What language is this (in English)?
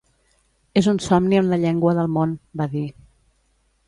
Catalan